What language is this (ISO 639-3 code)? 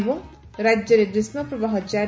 ori